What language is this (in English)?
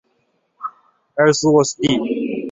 Chinese